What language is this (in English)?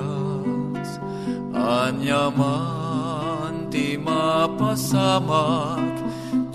Filipino